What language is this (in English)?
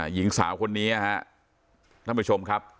Thai